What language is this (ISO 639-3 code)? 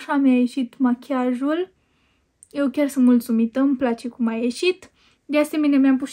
ron